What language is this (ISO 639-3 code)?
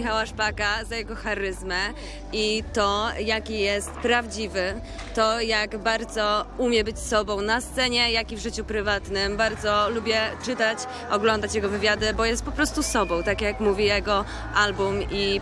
pol